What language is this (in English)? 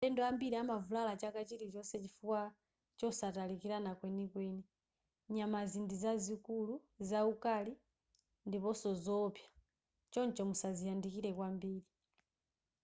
Nyanja